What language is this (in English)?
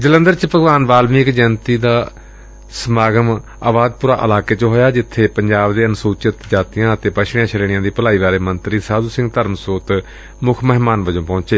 Punjabi